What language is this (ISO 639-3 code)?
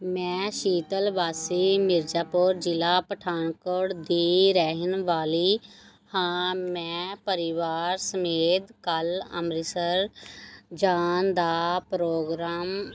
pan